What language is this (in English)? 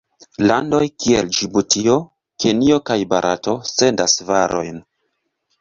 Esperanto